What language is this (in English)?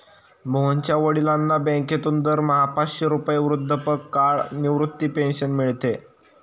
Marathi